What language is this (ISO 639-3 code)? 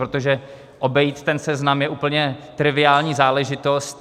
ces